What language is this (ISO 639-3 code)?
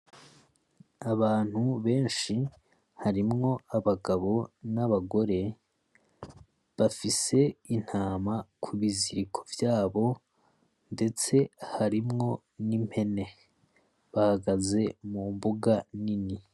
run